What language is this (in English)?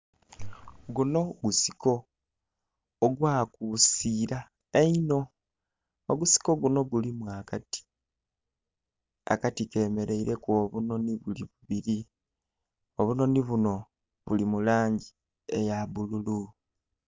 Soga